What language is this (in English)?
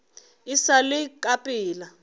Northern Sotho